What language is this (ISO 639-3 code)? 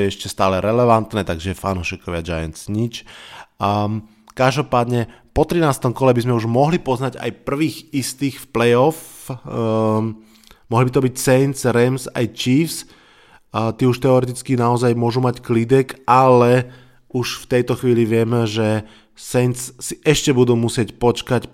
slk